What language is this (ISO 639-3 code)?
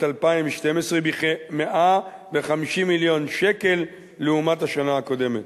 heb